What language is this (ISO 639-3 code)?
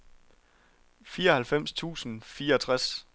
dan